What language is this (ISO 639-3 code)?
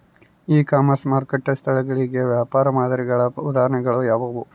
kan